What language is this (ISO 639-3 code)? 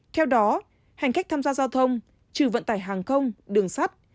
vie